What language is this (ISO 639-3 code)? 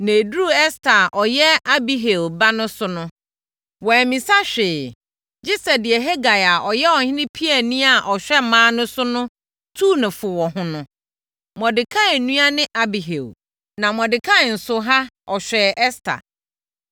aka